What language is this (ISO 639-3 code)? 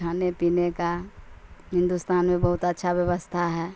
urd